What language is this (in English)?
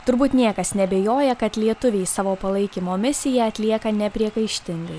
Lithuanian